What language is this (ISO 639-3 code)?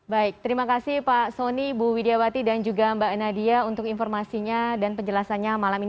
ind